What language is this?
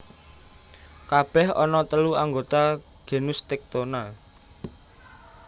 Javanese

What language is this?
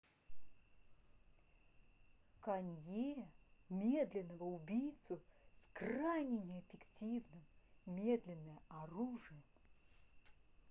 Russian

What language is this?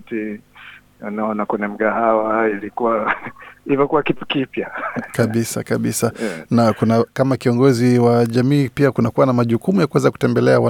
Swahili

